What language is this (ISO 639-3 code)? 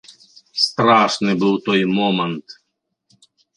bel